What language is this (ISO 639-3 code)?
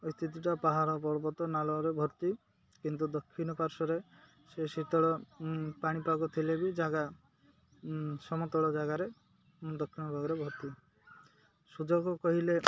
ori